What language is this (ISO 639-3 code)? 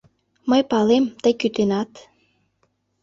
chm